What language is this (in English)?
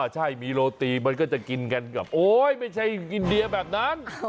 Thai